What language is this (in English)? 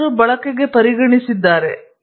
Kannada